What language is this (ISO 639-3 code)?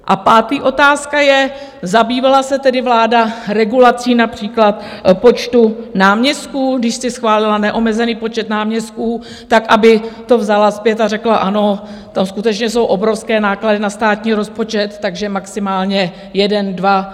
ces